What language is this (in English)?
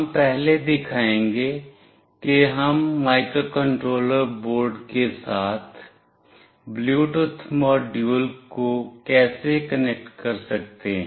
Hindi